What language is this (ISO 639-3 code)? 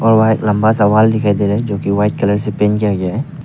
hin